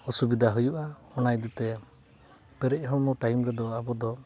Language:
Santali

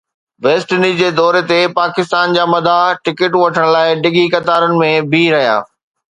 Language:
Sindhi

